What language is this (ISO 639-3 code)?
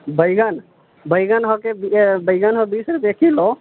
mai